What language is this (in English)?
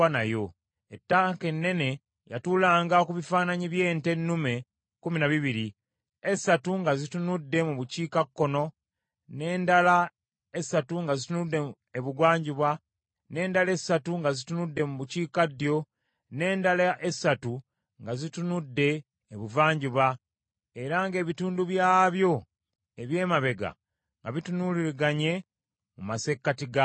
Ganda